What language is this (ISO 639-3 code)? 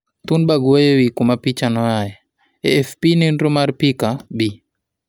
luo